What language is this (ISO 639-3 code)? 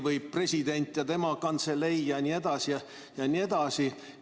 est